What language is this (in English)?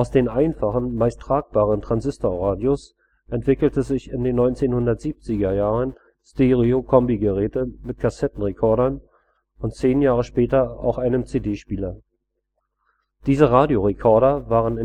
German